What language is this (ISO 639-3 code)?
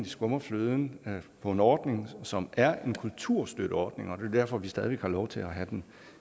dan